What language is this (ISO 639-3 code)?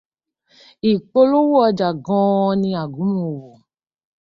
yor